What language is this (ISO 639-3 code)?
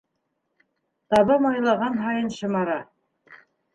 bak